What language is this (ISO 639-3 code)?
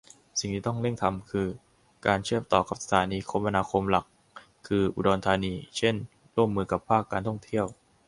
tha